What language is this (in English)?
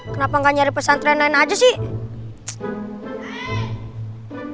Indonesian